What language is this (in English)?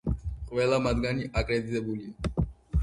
Georgian